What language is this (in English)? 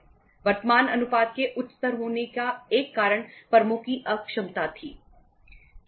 Hindi